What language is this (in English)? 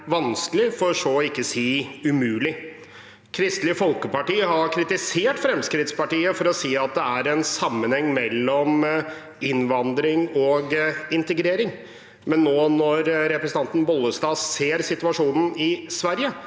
Norwegian